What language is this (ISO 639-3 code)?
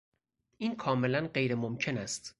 fas